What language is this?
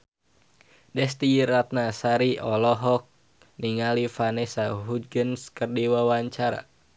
Sundanese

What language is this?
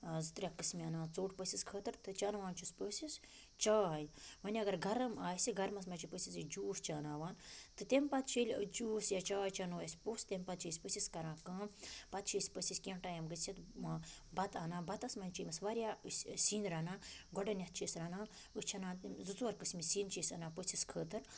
Kashmiri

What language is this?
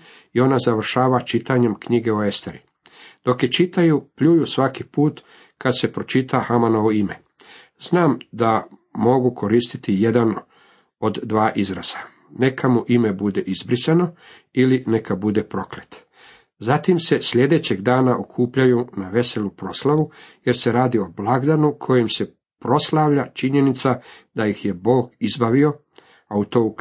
Croatian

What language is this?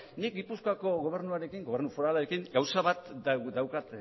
Basque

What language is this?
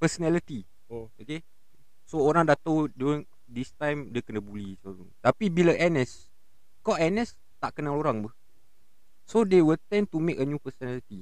Malay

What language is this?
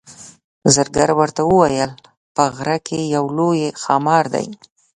Pashto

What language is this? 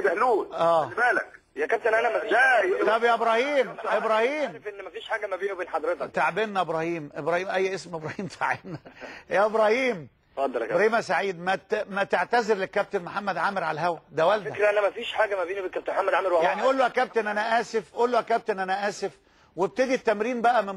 Arabic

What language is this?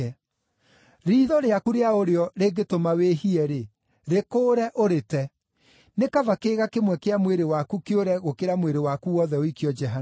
Kikuyu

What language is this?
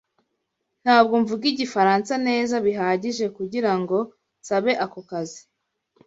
Kinyarwanda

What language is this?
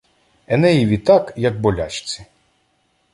Ukrainian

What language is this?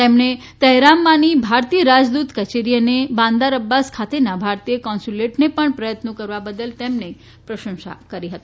Gujarati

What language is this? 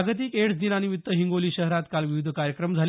Marathi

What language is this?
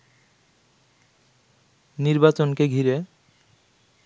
Bangla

